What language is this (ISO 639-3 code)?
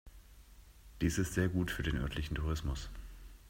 deu